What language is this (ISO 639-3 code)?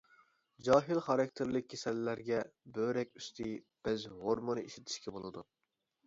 uig